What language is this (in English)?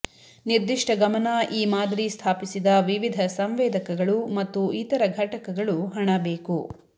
Kannada